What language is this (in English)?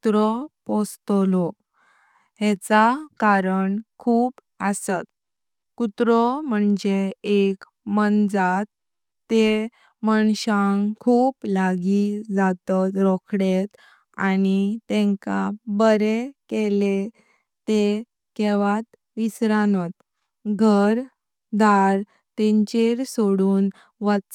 Konkani